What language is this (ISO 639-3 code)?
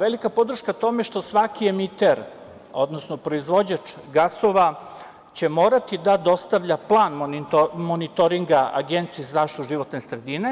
srp